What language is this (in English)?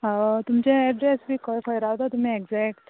Konkani